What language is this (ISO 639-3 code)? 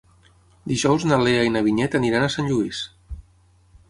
cat